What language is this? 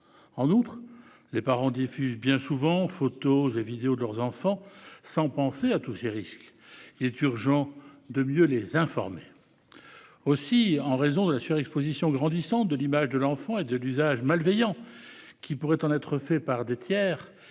French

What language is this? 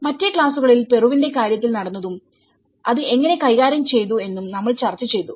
Malayalam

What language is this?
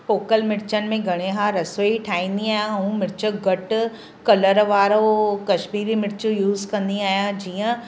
Sindhi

